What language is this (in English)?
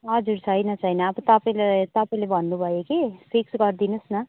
Nepali